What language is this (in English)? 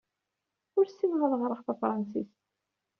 Kabyle